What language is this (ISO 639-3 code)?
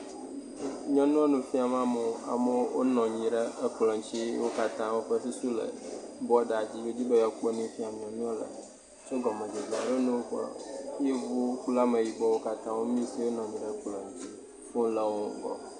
ewe